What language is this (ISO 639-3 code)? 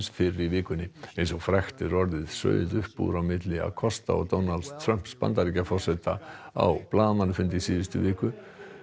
isl